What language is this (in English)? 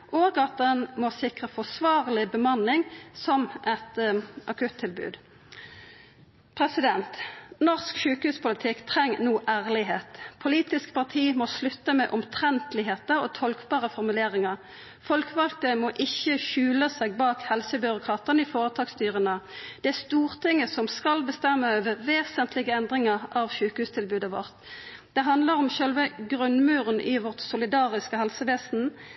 Norwegian Nynorsk